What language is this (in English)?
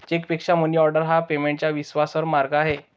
Marathi